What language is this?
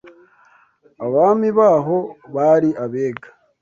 Kinyarwanda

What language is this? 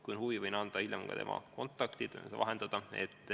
Estonian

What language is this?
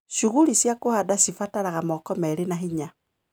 Kikuyu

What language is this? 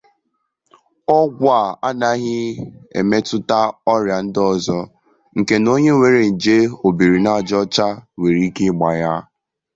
Igbo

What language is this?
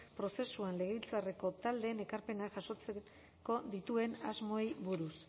Basque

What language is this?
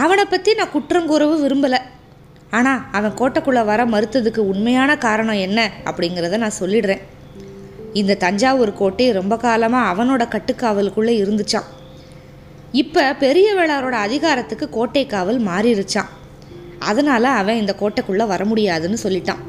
Tamil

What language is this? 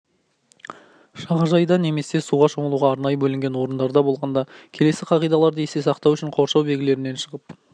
Kazakh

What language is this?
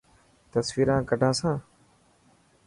Dhatki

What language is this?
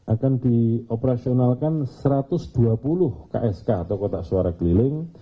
Indonesian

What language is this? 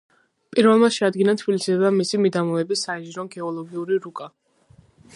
Georgian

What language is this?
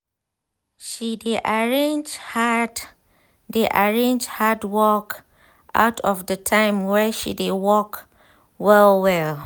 Nigerian Pidgin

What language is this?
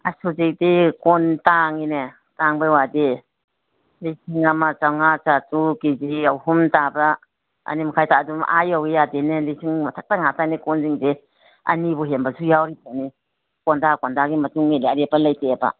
Manipuri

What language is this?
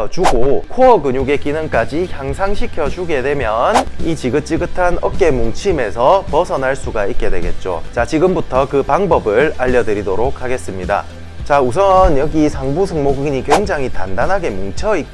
Korean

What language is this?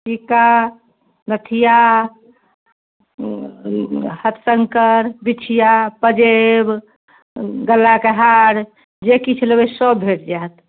Maithili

